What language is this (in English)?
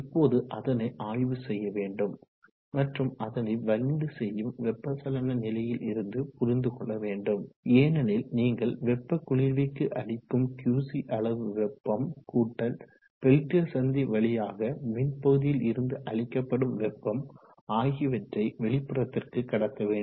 Tamil